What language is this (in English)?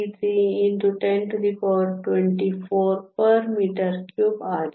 Kannada